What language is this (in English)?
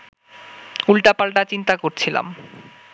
Bangla